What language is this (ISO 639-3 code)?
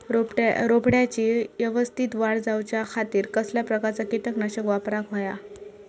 mar